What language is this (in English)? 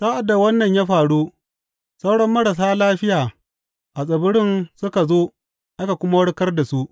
Hausa